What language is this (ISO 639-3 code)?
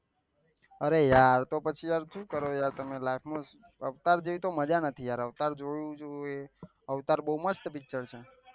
guj